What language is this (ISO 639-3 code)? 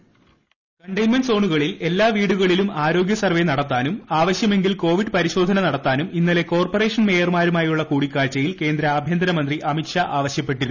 mal